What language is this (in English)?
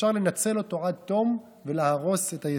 Hebrew